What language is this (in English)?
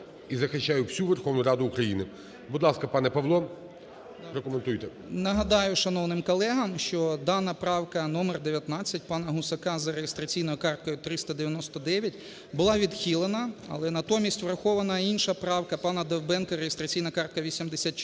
Ukrainian